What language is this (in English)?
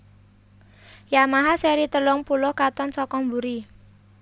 Javanese